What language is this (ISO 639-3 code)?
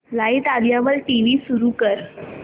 mar